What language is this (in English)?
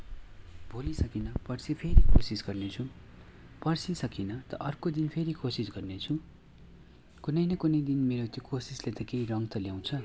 Nepali